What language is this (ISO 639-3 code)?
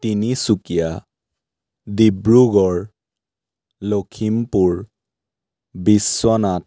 asm